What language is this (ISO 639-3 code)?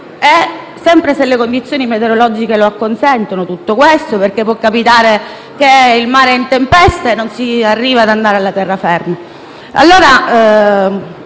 ita